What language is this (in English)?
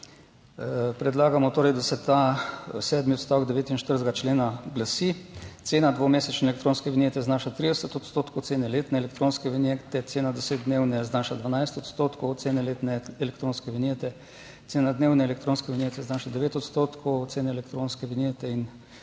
Slovenian